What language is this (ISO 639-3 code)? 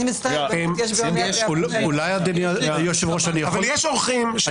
heb